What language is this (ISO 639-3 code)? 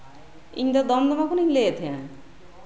sat